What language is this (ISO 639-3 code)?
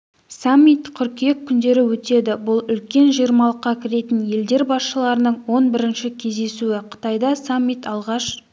kaz